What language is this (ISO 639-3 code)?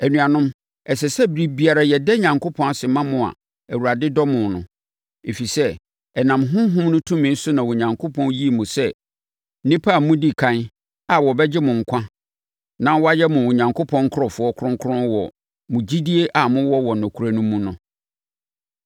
aka